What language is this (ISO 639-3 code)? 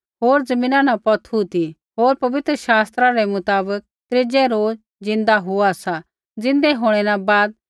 kfx